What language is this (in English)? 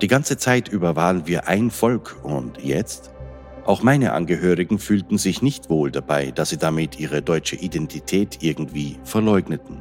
German